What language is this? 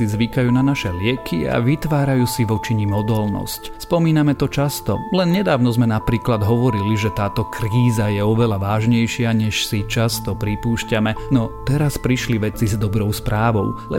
Slovak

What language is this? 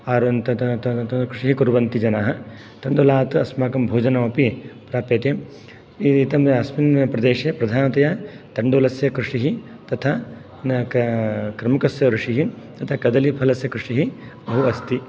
Sanskrit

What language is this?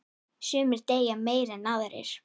Icelandic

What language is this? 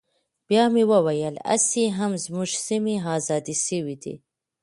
Pashto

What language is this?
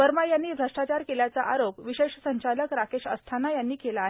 Marathi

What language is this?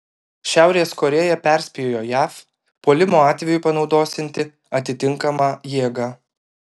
Lithuanian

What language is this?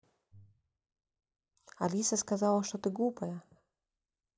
Russian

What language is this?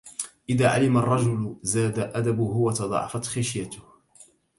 Arabic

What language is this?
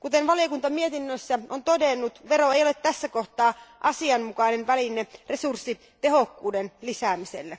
Finnish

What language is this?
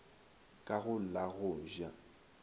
Northern Sotho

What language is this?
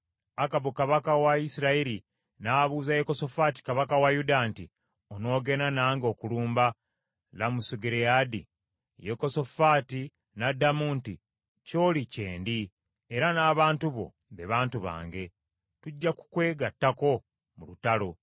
Ganda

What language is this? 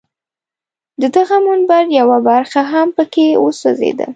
Pashto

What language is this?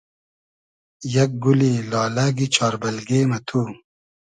Hazaragi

